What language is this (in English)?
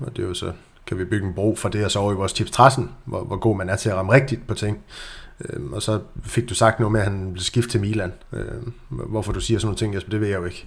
Danish